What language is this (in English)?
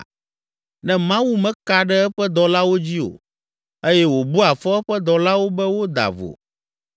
Ewe